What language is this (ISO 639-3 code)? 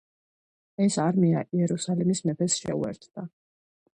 kat